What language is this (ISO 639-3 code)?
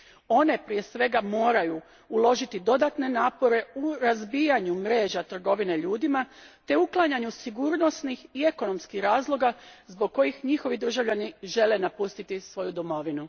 hrv